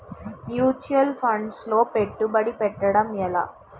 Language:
Telugu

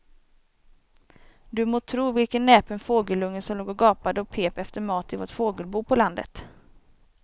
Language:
Swedish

